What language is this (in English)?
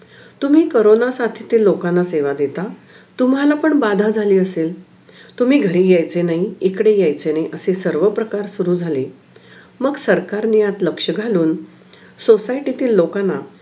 Marathi